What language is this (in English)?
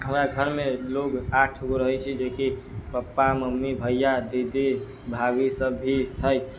Maithili